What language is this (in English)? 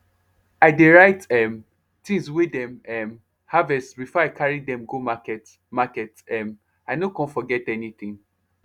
Nigerian Pidgin